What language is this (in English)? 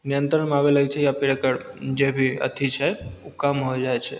Maithili